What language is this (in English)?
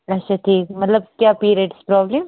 Kashmiri